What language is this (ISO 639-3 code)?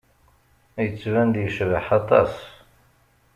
kab